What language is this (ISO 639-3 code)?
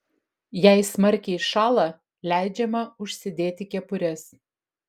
lit